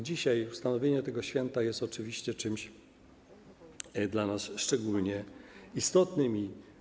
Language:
Polish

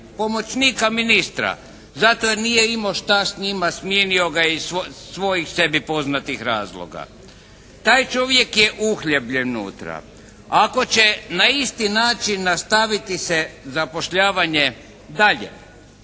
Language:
Croatian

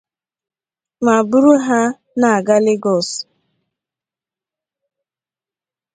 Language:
Igbo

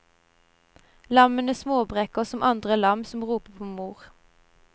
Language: Norwegian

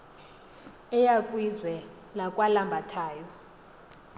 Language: Xhosa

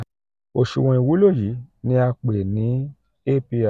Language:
Yoruba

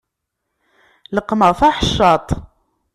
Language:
Kabyle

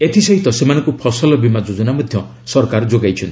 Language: Odia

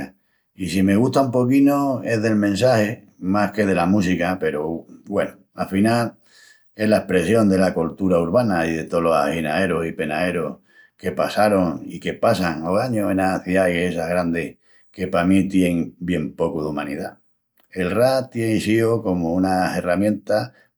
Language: Extremaduran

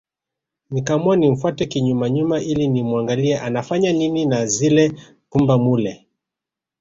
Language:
Swahili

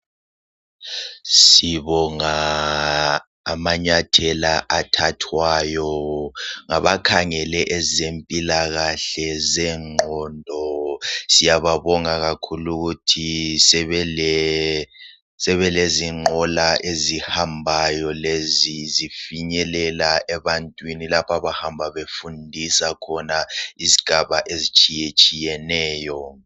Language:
North Ndebele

